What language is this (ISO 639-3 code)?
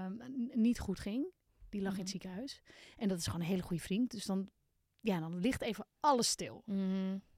nld